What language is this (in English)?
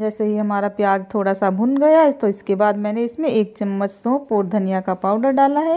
Hindi